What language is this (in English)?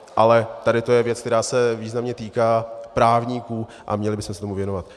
Czech